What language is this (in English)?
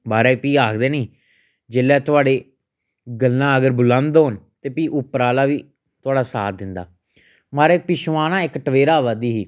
Dogri